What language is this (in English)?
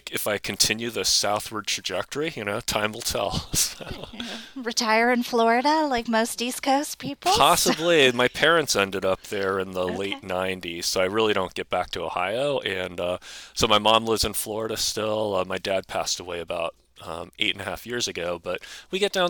English